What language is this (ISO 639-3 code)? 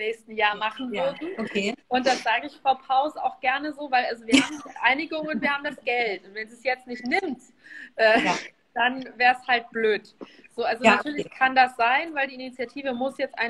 deu